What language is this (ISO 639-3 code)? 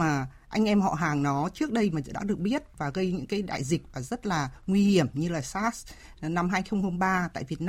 vie